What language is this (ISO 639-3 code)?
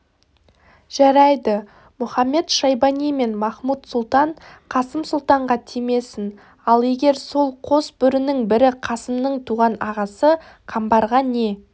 kaz